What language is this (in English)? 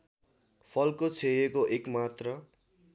Nepali